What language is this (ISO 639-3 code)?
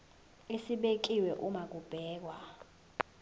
zul